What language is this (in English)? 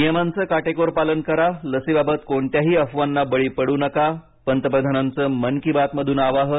Marathi